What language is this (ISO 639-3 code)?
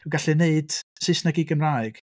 cym